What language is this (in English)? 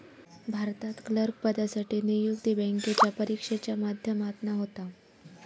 Marathi